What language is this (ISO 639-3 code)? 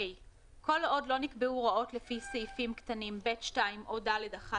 heb